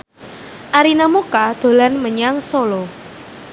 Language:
Javanese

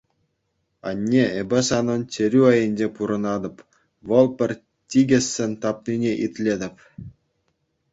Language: Chuvash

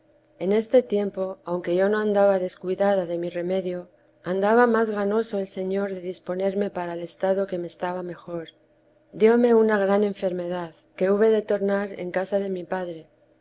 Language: Spanish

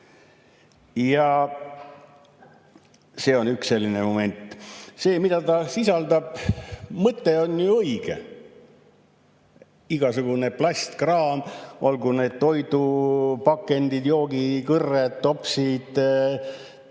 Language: Estonian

